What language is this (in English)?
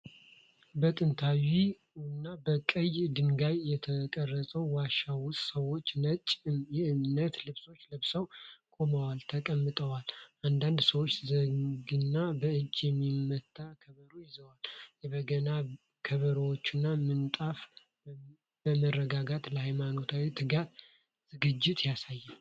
Amharic